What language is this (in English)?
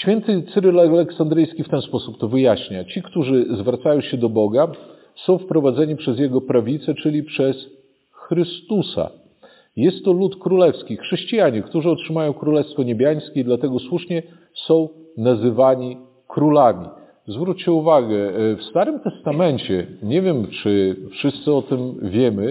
Polish